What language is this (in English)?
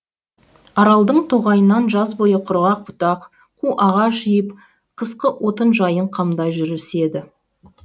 Kazakh